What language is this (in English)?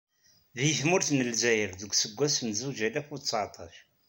Kabyle